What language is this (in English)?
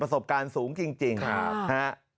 Thai